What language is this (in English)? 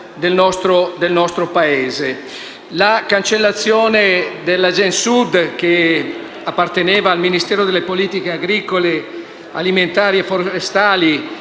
Italian